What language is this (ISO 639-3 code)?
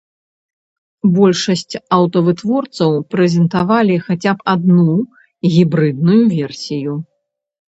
bel